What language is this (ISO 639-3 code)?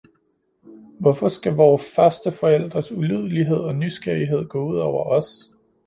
dan